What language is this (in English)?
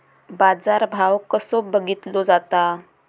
Marathi